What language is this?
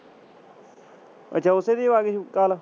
Punjabi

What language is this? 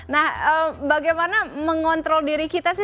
Indonesian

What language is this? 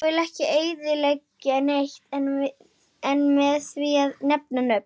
Icelandic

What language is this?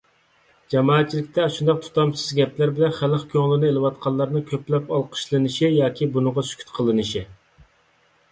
Uyghur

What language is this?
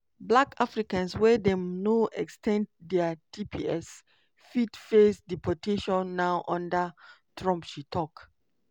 Nigerian Pidgin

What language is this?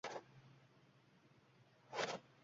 Uzbek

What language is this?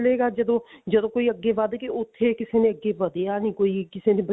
Punjabi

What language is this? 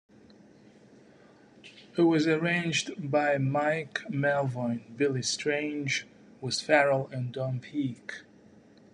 English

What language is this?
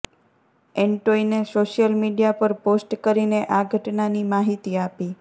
Gujarati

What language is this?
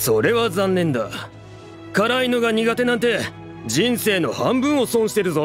Japanese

